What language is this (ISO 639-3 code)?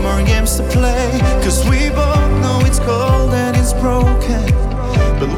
hrv